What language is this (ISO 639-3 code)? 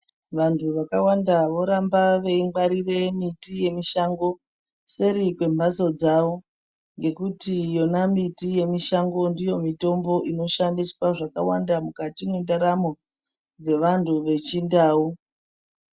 ndc